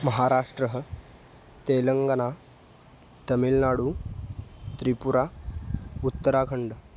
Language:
Sanskrit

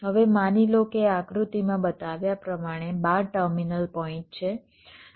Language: Gujarati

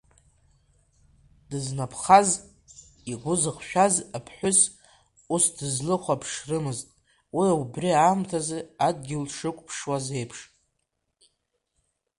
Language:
Abkhazian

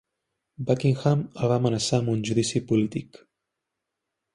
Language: Catalan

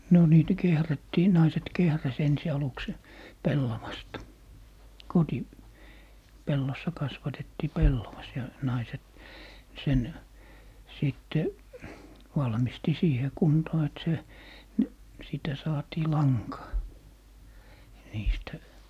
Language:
Finnish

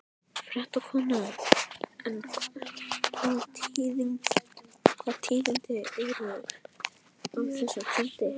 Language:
Icelandic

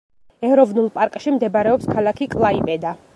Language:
Georgian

